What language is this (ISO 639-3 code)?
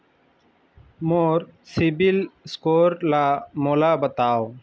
hne